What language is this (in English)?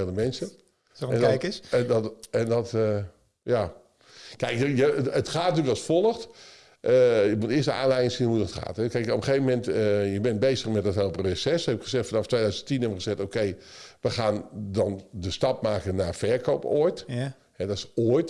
Dutch